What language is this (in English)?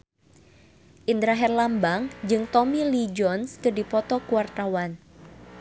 Sundanese